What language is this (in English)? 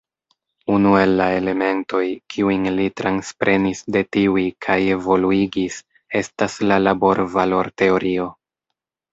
Esperanto